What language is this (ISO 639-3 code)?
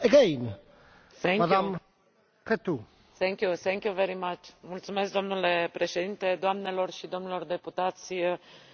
ron